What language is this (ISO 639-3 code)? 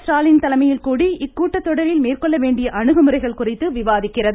tam